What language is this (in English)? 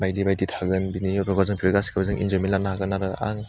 Bodo